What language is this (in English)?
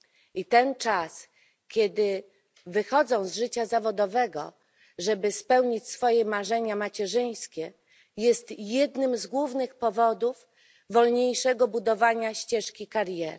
Polish